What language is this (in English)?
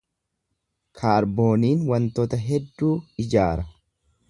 Oromo